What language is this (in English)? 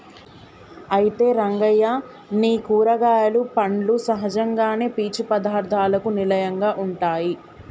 Telugu